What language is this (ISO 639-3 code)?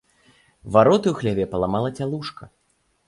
bel